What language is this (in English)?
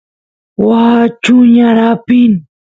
Santiago del Estero Quichua